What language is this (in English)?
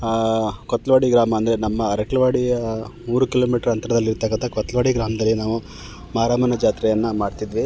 Kannada